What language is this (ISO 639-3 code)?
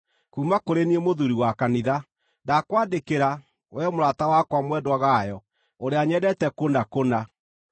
kik